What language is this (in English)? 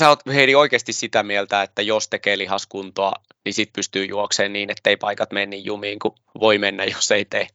Finnish